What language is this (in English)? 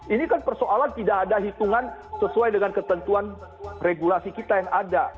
Indonesian